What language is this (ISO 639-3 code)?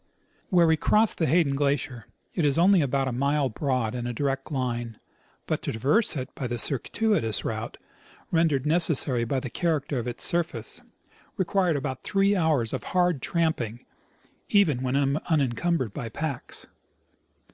eng